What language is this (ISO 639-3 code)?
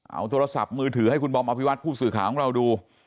tha